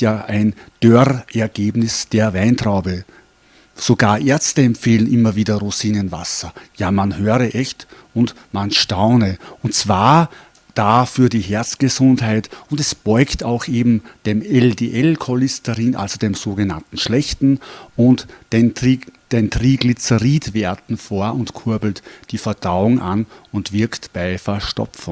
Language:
German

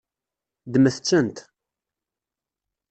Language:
Kabyle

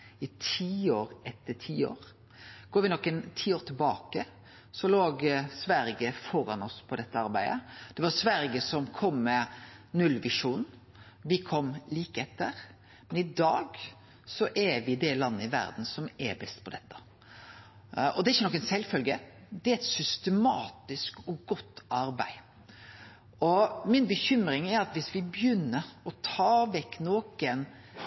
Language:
Norwegian Nynorsk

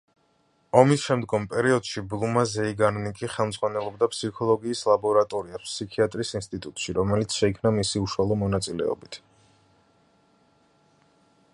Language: Georgian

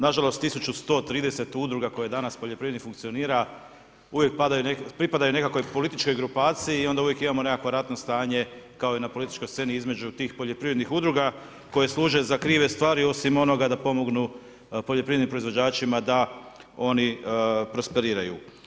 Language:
Croatian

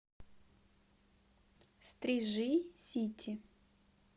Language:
Russian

